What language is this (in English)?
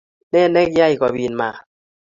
Kalenjin